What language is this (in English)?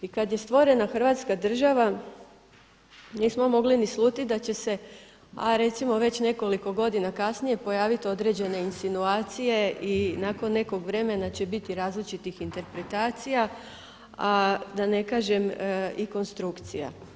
Croatian